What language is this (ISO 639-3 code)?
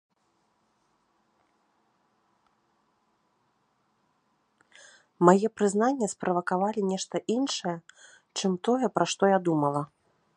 bel